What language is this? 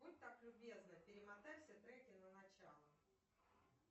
Russian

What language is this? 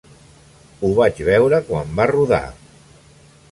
Catalan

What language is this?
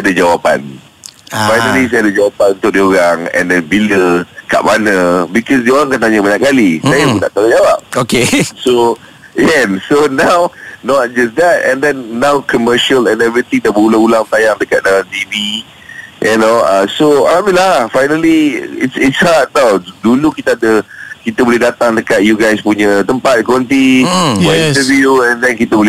Malay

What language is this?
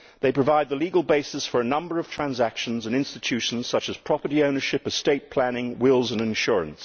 English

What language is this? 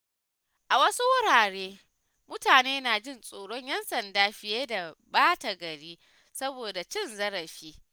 Hausa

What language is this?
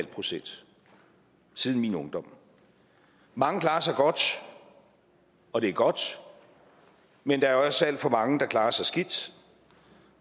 Danish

